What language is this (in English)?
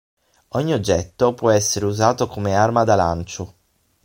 Italian